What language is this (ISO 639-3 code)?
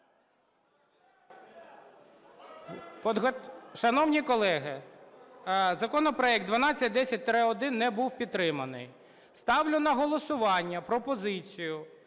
ukr